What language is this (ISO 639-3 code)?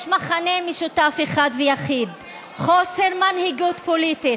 heb